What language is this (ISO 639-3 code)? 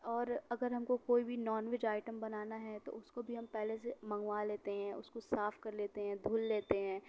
urd